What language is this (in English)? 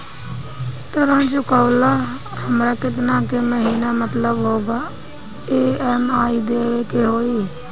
Bhojpuri